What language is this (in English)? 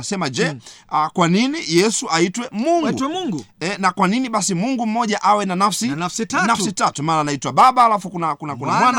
Swahili